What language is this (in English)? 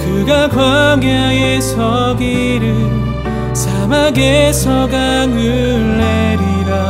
Korean